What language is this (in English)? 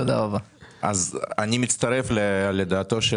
Hebrew